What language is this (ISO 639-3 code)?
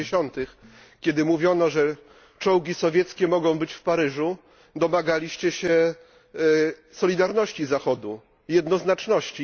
pol